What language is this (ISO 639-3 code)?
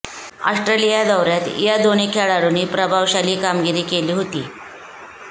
mar